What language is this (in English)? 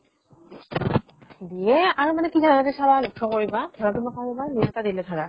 Assamese